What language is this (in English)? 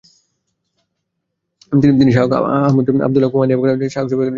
Bangla